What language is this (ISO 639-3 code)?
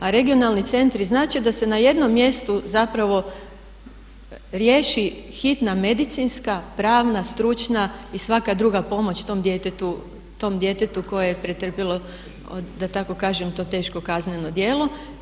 hrv